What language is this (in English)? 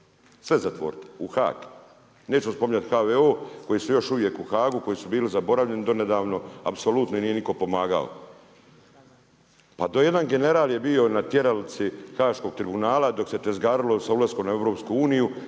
Croatian